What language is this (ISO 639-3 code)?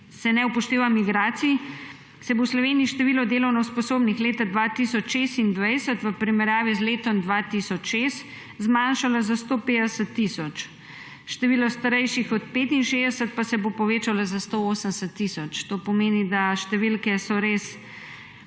slv